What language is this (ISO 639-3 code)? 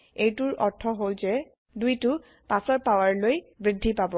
asm